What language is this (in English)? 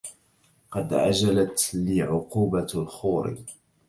Arabic